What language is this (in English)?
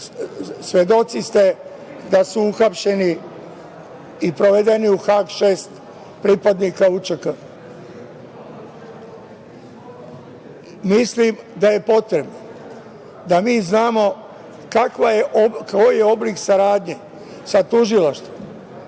Serbian